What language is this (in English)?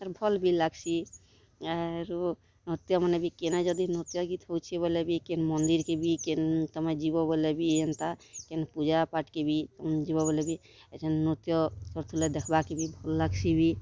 Odia